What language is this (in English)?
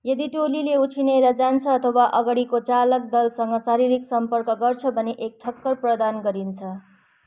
Nepali